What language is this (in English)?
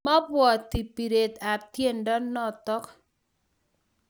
Kalenjin